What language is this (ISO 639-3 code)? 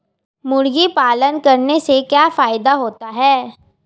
hin